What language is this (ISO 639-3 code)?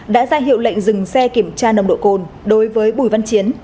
vie